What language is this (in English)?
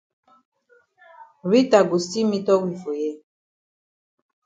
Cameroon Pidgin